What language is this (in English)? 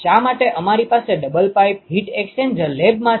Gujarati